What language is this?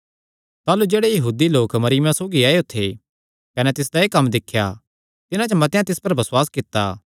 Kangri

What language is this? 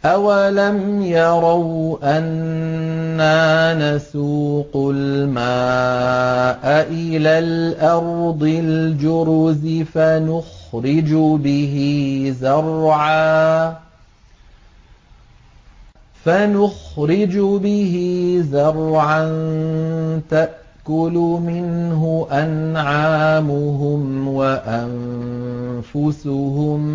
Arabic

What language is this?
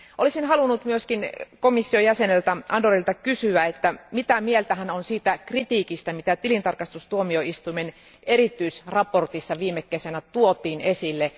Finnish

